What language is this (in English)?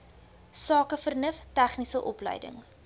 Afrikaans